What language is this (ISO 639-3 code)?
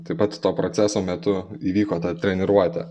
lit